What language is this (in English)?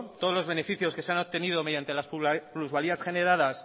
Spanish